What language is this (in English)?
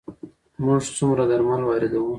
Pashto